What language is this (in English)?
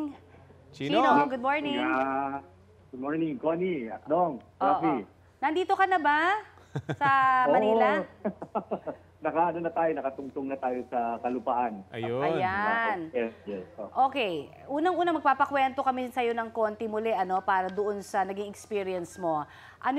Filipino